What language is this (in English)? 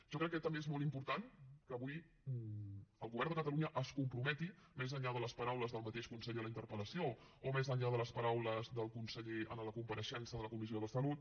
Catalan